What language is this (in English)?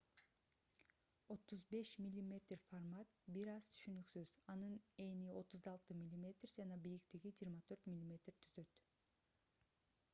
Kyrgyz